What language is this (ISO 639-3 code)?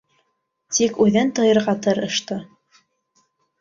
bak